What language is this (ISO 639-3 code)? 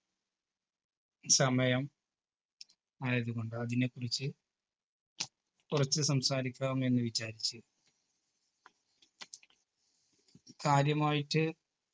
mal